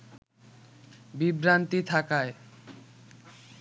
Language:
Bangla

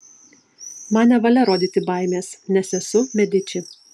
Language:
Lithuanian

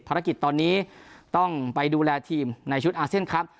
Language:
Thai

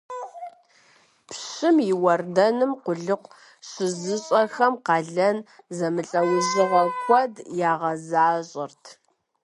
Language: Kabardian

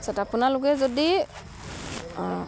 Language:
Assamese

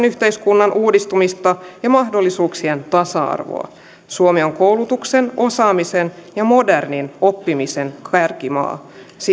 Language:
Finnish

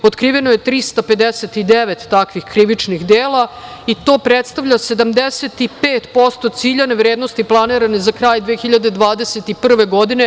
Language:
Serbian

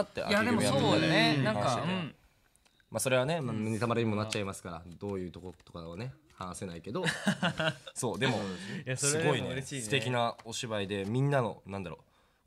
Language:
Japanese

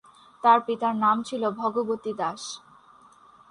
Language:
Bangla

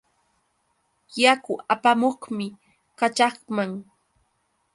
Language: Yauyos Quechua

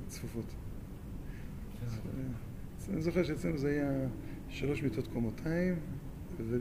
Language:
Hebrew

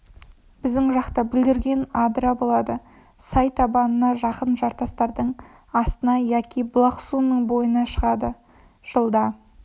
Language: Kazakh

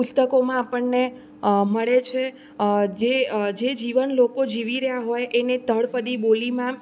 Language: Gujarati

